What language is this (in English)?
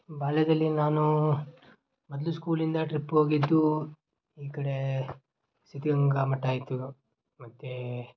Kannada